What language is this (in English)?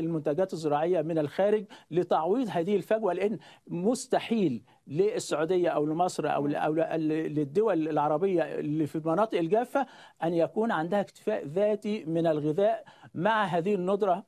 Arabic